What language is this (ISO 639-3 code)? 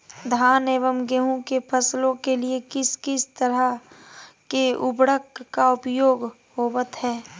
mag